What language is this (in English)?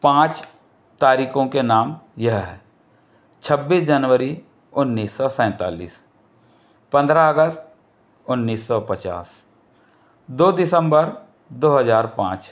Hindi